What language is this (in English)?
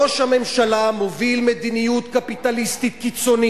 Hebrew